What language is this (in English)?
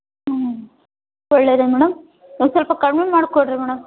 Kannada